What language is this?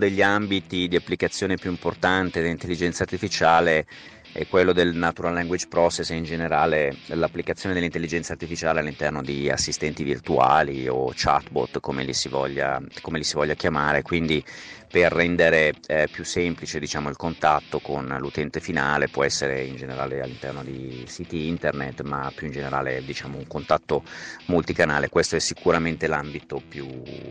Italian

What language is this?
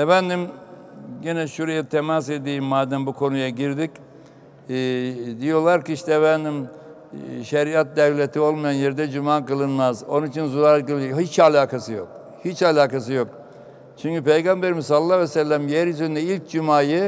Turkish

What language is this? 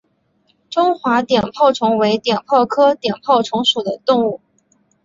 Chinese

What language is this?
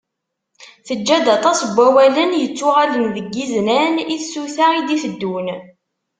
Kabyle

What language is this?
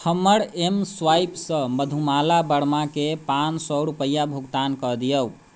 Maithili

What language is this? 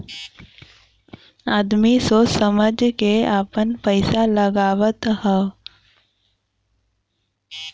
Bhojpuri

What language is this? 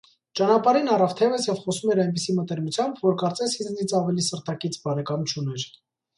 Armenian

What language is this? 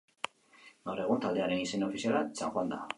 Basque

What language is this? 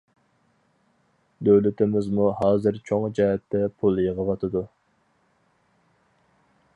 Uyghur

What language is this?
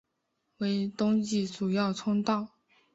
Chinese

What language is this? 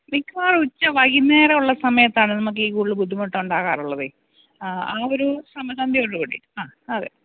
Malayalam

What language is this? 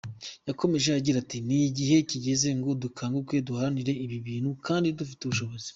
Kinyarwanda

